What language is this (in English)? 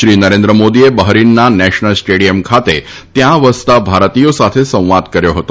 Gujarati